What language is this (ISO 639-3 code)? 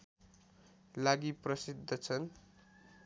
nep